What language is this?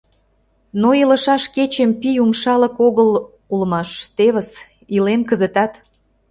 Mari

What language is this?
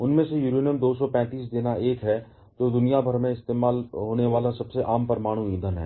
Hindi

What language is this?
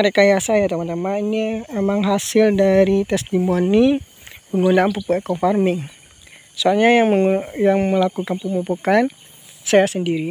Indonesian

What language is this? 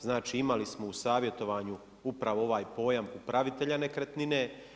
Croatian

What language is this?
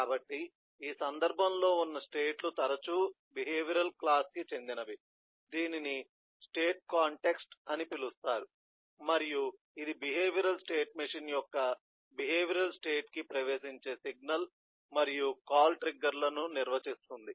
Telugu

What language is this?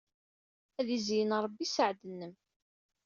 Kabyle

